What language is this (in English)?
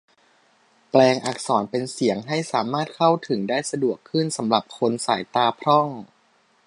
Thai